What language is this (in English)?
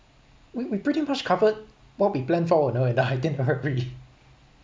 English